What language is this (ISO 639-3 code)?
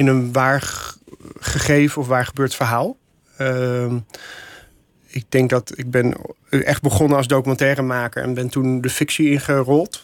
nld